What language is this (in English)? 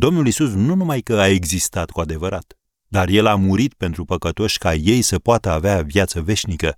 Romanian